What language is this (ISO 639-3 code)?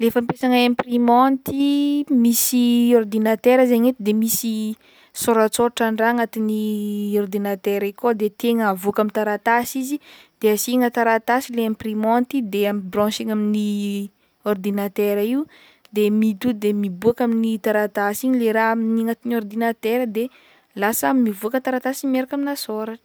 bmm